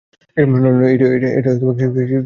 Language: Bangla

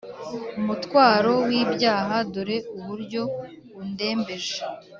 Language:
Kinyarwanda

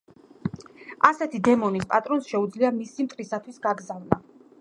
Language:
Georgian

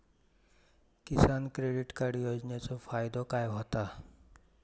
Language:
Marathi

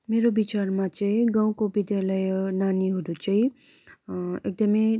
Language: Nepali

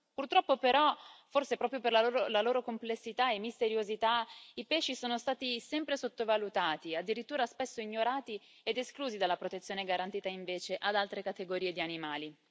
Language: Italian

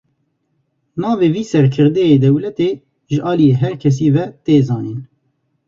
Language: Kurdish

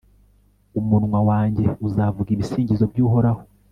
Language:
Kinyarwanda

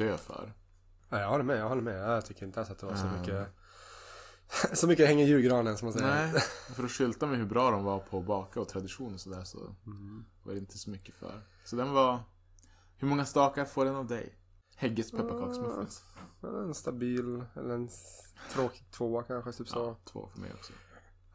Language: Swedish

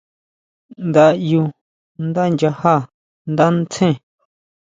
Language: Huautla Mazatec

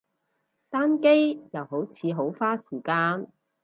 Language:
Cantonese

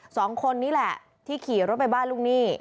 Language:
Thai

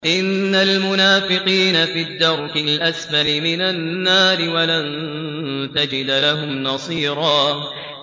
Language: Arabic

